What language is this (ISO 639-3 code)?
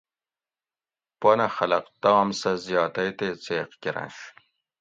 gwc